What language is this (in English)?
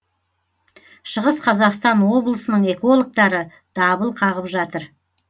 Kazakh